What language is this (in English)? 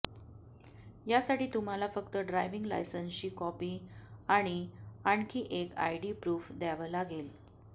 Marathi